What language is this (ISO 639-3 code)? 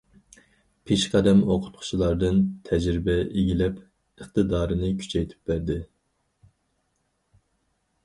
uig